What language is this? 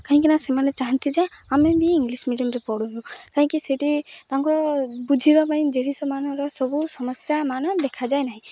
Odia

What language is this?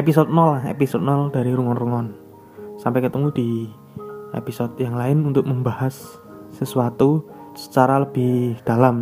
Indonesian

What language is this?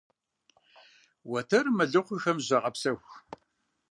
Kabardian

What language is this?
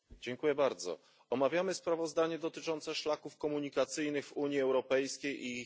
Polish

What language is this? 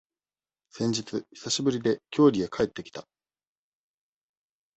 Japanese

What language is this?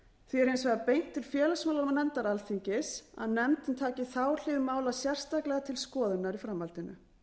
Icelandic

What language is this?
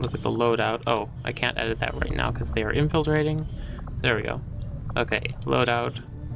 English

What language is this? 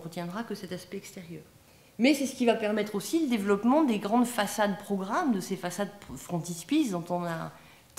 French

